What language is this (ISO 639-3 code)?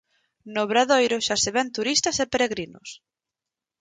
glg